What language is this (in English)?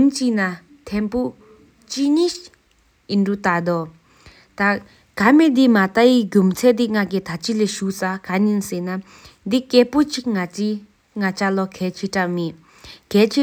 Sikkimese